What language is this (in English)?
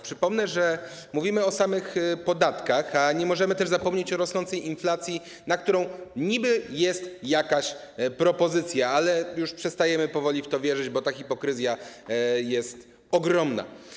Polish